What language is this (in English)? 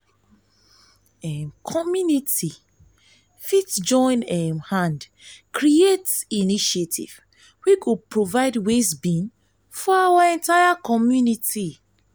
Nigerian Pidgin